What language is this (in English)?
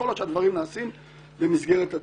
Hebrew